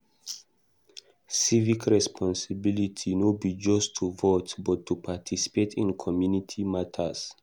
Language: Nigerian Pidgin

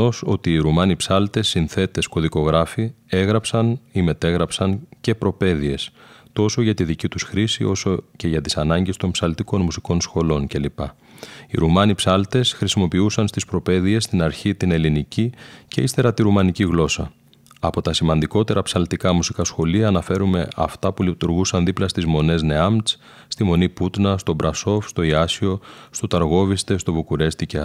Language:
Greek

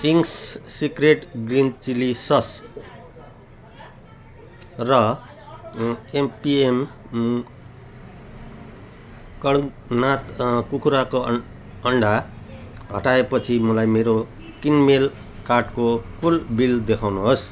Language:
Nepali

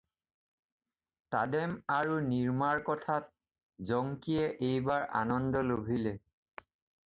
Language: Assamese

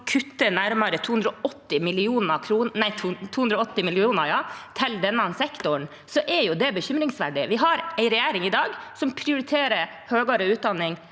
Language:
Norwegian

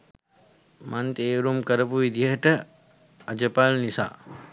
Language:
Sinhala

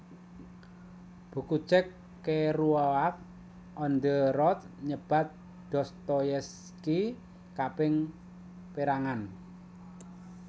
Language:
Javanese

